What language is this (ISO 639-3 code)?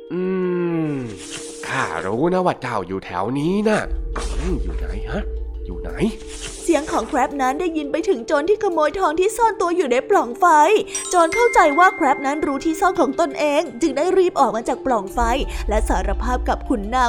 tha